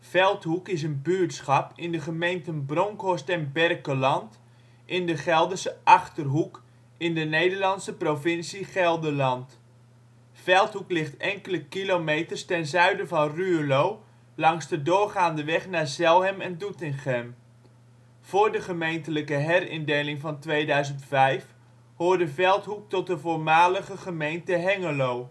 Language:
Dutch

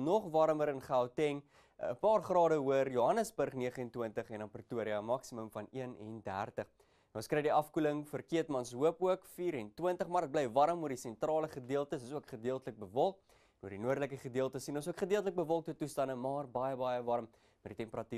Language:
Dutch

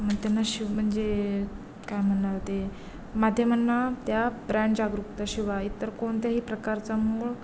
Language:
Marathi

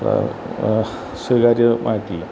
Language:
Malayalam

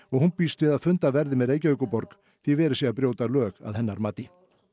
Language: Icelandic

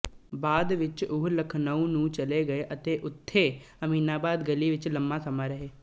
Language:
Punjabi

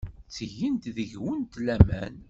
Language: Kabyle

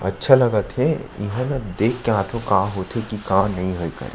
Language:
Chhattisgarhi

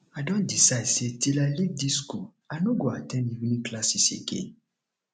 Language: Nigerian Pidgin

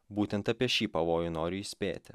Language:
Lithuanian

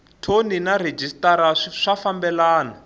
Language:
Tsonga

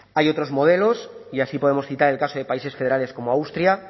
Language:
Spanish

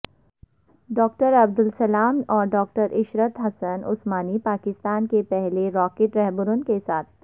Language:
Urdu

